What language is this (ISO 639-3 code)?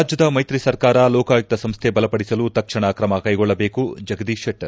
kan